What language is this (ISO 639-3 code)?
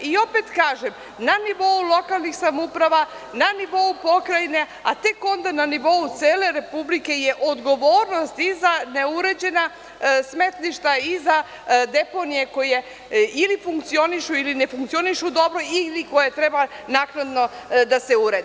srp